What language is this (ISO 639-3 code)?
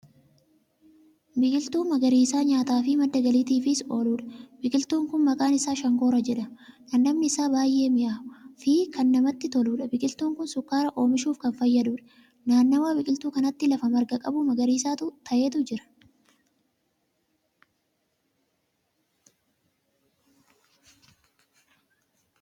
orm